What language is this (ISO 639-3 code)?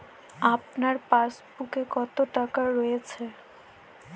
ben